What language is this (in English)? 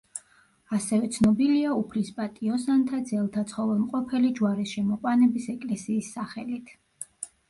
Georgian